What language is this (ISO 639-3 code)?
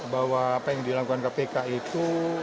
ind